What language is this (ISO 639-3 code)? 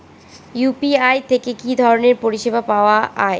ben